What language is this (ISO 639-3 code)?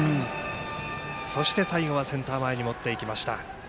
jpn